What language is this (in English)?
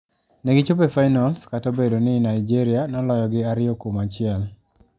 Luo (Kenya and Tanzania)